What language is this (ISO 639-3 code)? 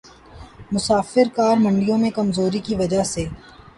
urd